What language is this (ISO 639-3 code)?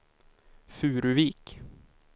swe